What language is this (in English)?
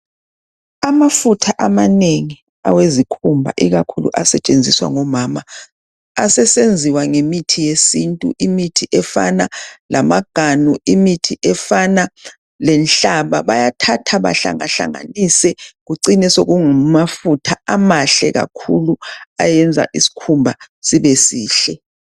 North Ndebele